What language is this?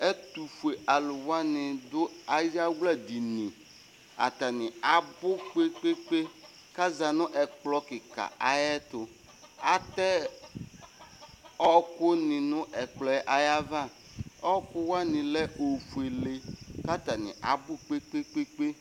Ikposo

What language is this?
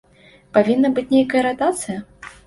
Belarusian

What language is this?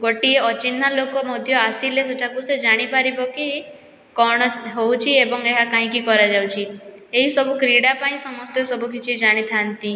Odia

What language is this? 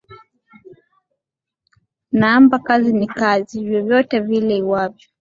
Swahili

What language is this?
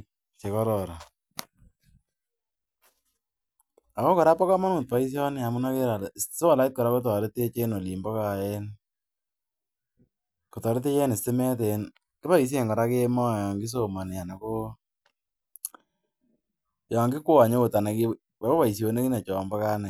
Kalenjin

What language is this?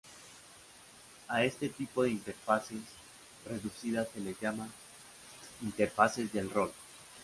Spanish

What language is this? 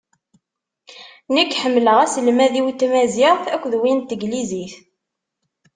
Kabyle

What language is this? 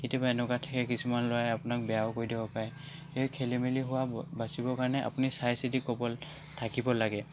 Assamese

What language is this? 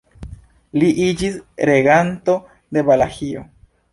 Esperanto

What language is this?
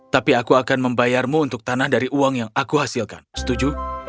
Indonesian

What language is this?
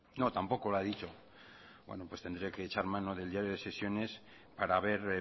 Spanish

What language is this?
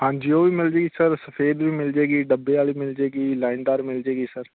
Punjabi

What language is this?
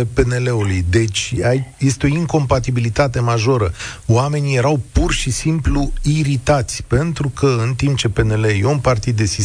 Romanian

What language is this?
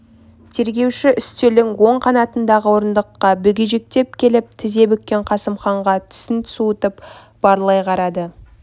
Kazakh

